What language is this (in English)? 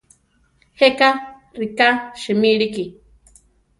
Central Tarahumara